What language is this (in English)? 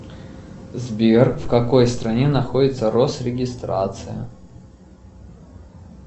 Russian